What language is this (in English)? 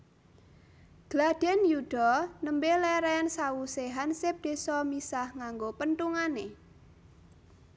Javanese